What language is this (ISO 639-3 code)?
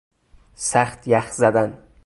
fas